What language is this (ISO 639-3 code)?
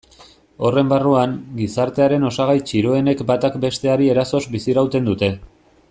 eus